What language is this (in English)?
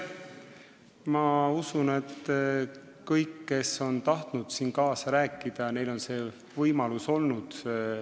Estonian